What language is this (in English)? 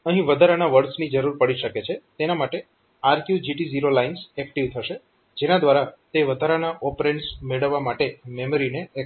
Gujarati